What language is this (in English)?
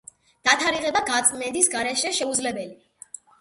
Georgian